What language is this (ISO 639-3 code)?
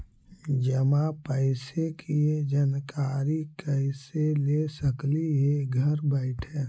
mag